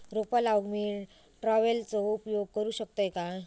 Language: Marathi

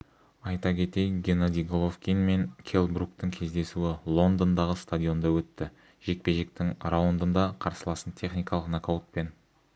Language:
Kazakh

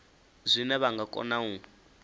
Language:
Venda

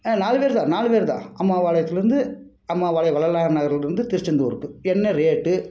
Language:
Tamil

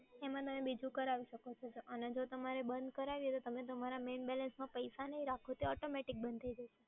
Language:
Gujarati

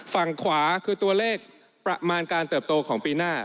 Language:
Thai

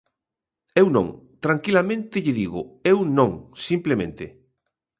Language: Galician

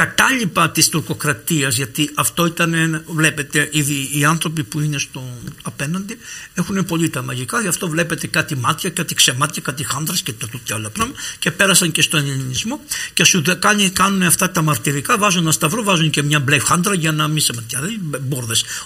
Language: Greek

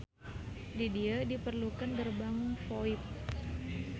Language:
Sundanese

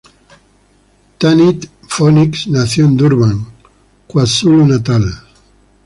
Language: Spanish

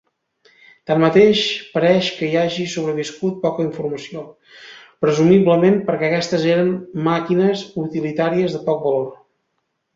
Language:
Catalan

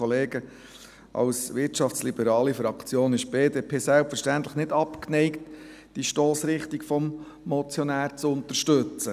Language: Swiss German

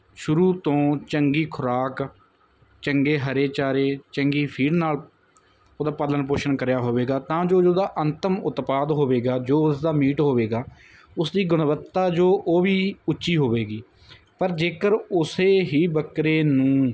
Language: Punjabi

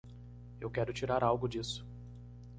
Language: Portuguese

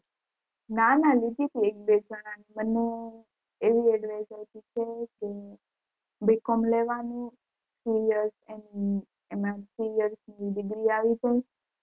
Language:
Gujarati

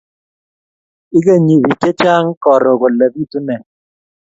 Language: Kalenjin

